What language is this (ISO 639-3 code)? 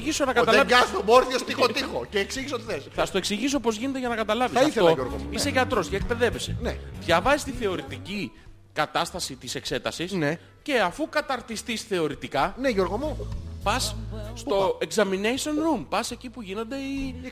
ell